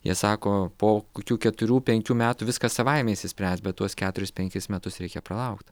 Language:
Lithuanian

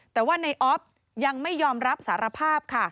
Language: Thai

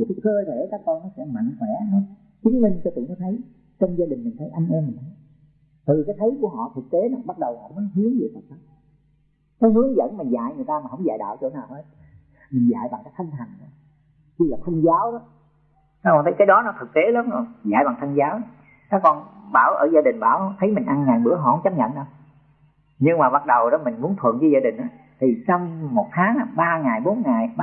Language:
Vietnamese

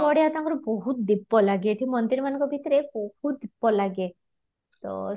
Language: Odia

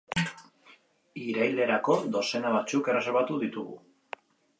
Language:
Basque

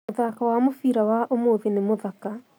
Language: Kikuyu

